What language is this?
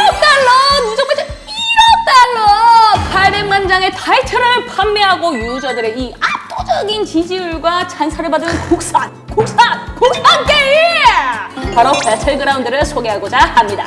Korean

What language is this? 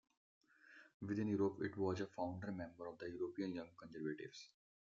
English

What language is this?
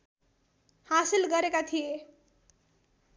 Nepali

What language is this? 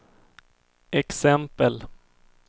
Swedish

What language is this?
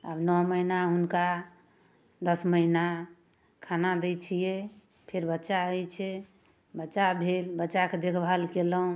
Maithili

